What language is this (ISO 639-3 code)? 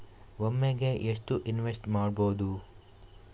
kan